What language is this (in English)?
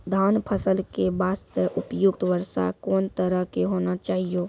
Maithili